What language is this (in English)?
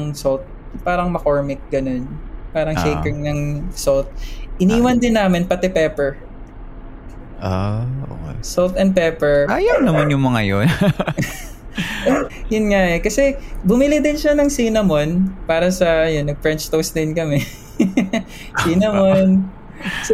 Filipino